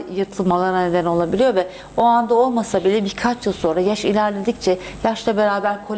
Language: Turkish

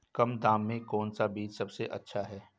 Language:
Hindi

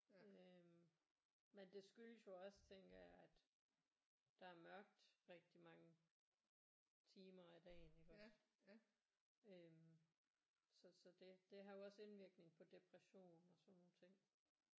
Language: Danish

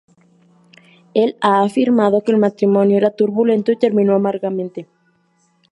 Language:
Spanish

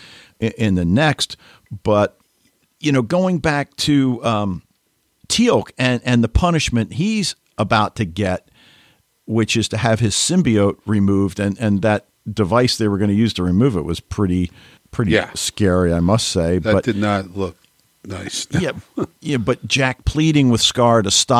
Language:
English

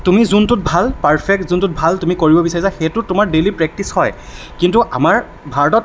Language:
Assamese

